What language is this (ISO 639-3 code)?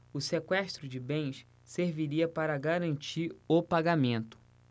por